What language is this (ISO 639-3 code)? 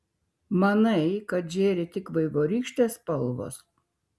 lit